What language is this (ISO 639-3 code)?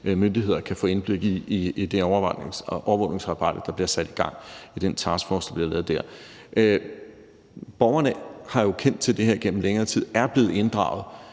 dan